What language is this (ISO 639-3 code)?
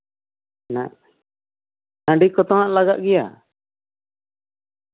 sat